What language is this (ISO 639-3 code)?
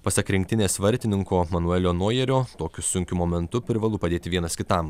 lit